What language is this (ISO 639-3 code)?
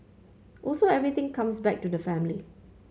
eng